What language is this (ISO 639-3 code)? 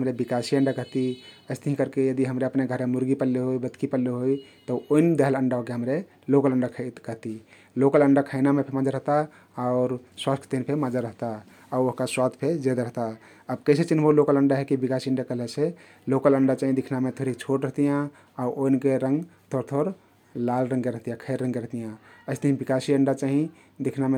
tkt